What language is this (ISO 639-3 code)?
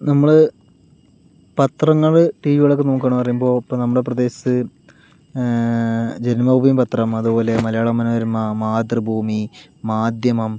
mal